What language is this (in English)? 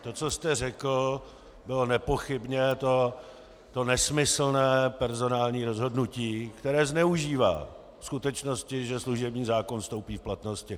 Czech